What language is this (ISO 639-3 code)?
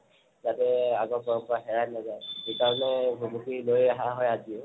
asm